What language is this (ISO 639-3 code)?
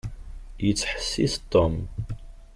kab